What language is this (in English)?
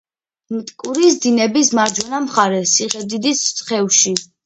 Georgian